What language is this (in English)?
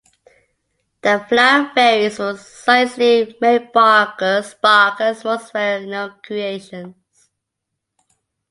English